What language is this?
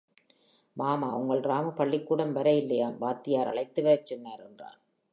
Tamil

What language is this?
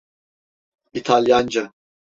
Turkish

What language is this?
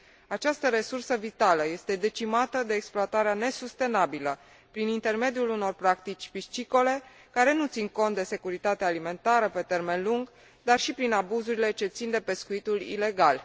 Romanian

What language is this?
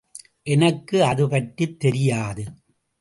Tamil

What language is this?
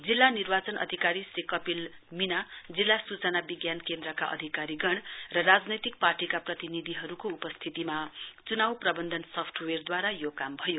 Nepali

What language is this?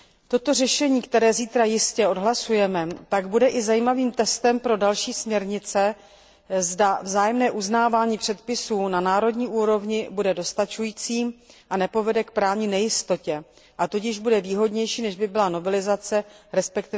Czech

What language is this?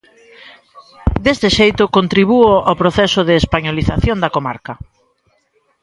Galician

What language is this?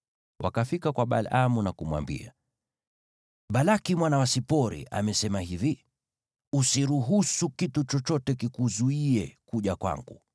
Swahili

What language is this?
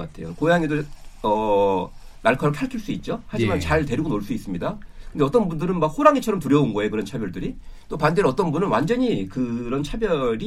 Korean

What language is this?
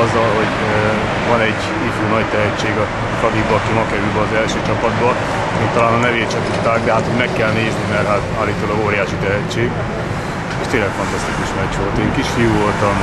Hungarian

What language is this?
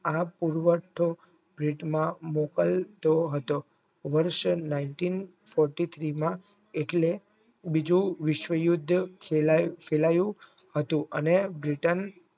Gujarati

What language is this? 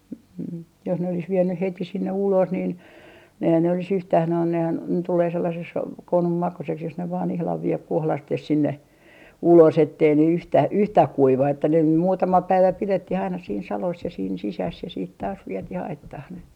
Finnish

